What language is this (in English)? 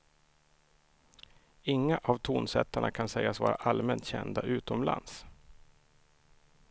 Swedish